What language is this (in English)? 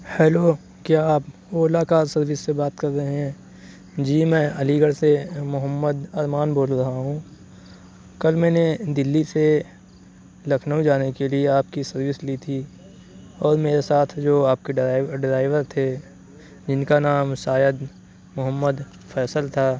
Urdu